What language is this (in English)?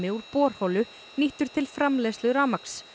Icelandic